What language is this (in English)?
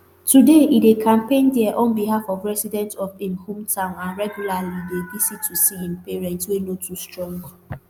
Nigerian Pidgin